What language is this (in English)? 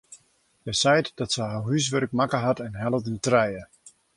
Western Frisian